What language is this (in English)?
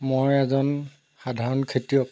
Assamese